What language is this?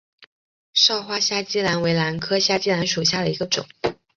Chinese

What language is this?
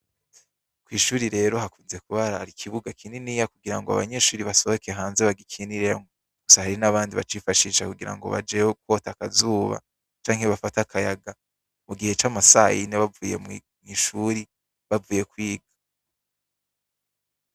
Rundi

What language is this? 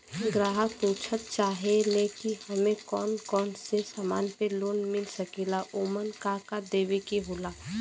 Bhojpuri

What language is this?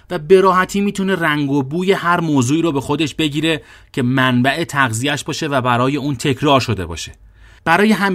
Persian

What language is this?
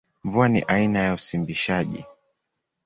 Swahili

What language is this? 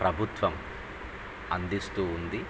Telugu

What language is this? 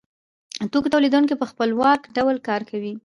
Pashto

